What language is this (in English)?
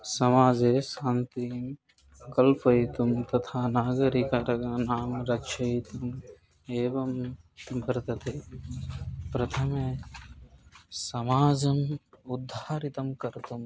Sanskrit